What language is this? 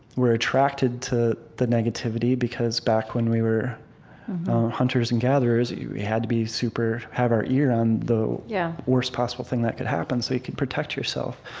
English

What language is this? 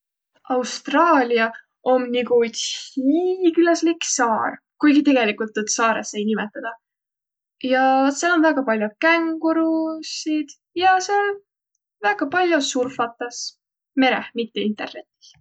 Võro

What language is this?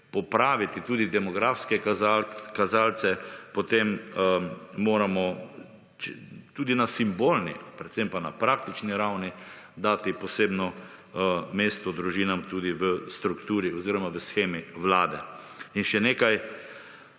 Slovenian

